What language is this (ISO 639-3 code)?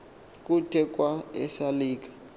xho